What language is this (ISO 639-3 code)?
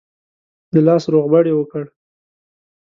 pus